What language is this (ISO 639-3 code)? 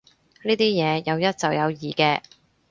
yue